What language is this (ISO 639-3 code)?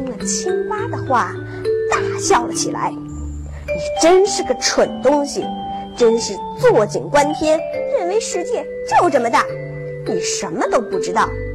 zho